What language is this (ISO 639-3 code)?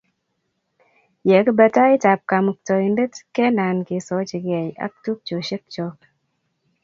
kln